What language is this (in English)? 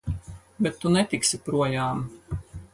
Latvian